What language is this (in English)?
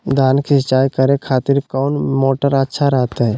Magahi